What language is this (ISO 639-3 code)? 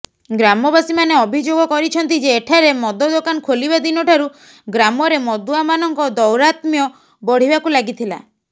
ori